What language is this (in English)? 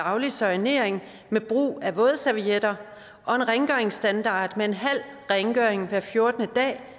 Danish